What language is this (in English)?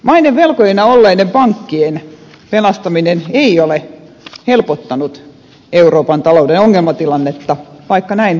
Finnish